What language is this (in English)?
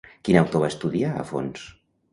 Catalan